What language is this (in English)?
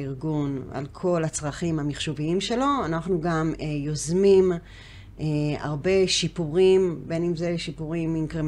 Hebrew